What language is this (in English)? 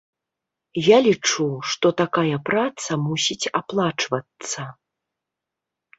Belarusian